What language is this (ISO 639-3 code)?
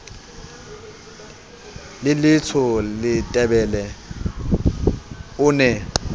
sot